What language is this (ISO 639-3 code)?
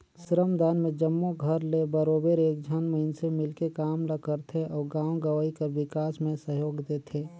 hne